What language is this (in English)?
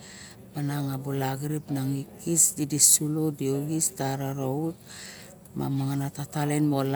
Barok